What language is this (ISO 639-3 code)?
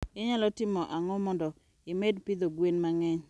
luo